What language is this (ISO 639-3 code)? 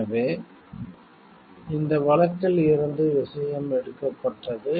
tam